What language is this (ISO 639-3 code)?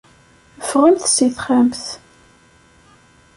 kab